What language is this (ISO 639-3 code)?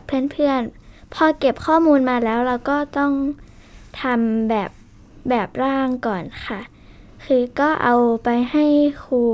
tha